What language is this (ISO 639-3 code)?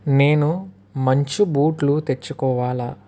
tel